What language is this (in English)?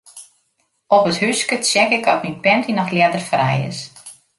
Western Frisian